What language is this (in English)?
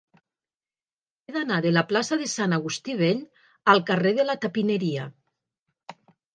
Catalan